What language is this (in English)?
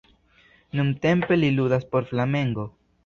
Esperanto